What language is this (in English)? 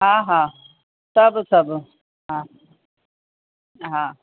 Sindhi